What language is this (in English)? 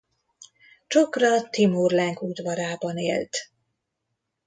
Hungarian